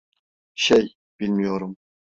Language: Turkish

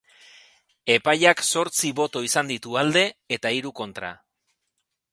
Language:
Basque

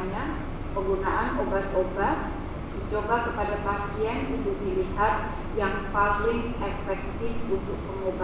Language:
Indonesian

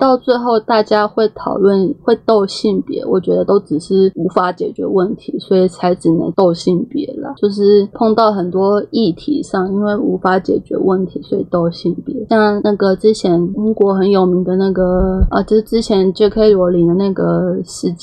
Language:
Chinese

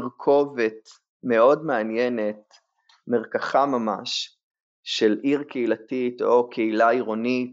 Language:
Hebrew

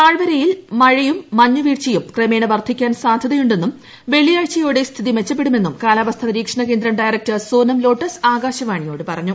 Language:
Malayalam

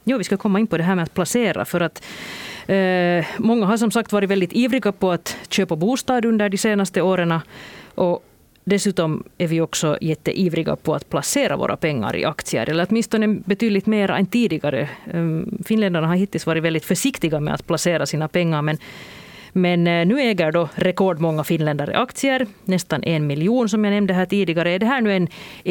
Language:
Swedish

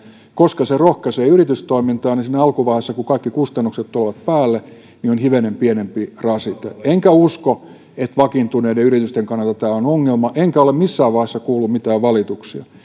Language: Finnish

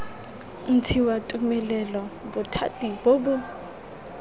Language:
Tswana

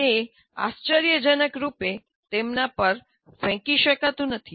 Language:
Gujarati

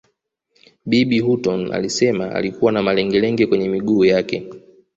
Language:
Swahili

